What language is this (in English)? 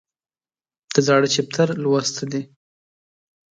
Pashto